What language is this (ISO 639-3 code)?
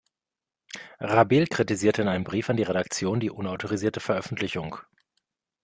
deu